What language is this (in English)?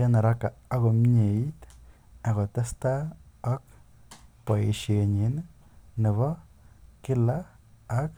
Kalenjin